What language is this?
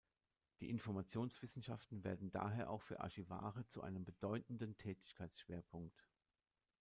German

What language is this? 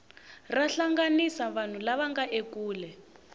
Tsonga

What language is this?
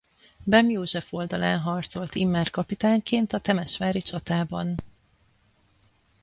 Hungarian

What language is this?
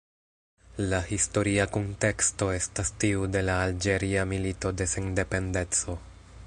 Esperanto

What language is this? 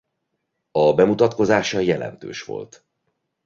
Hungarian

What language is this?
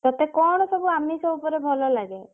Odia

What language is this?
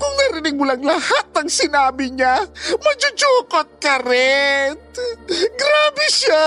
Filipino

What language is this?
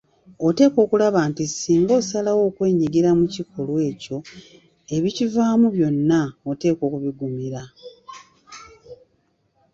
Ganda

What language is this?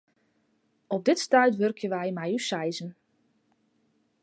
Western Frisian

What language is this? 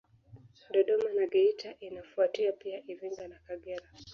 Swahili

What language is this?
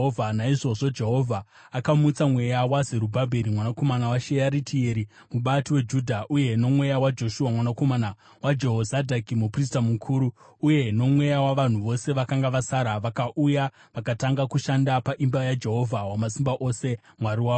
Shona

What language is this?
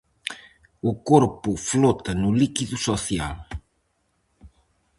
Galician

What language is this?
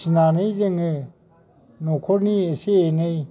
Bodo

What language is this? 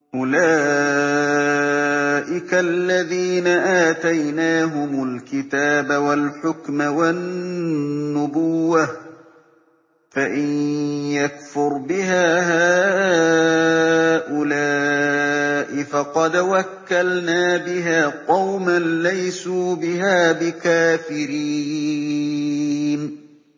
Arabic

